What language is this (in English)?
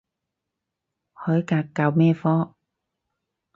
Cantonese